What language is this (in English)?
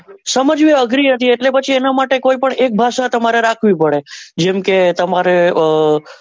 Gujarati